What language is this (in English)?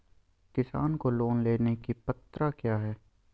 Magahi